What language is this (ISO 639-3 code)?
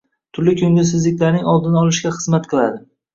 uzb